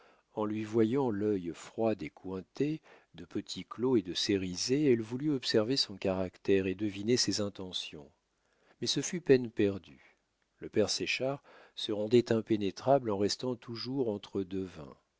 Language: French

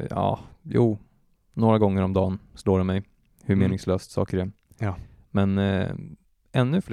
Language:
Swedish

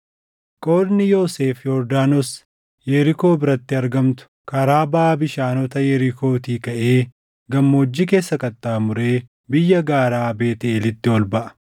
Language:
Oromo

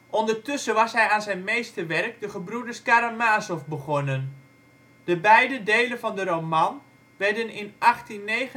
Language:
Dutch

